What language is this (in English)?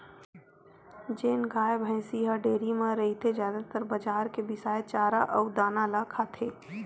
Chhattisgarhi